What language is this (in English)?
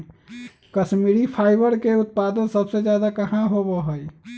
Magahi